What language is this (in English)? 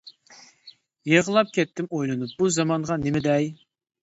Uyghur